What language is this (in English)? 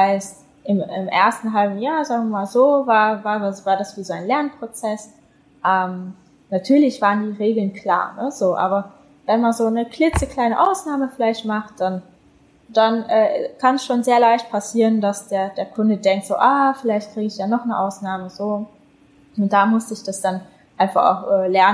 German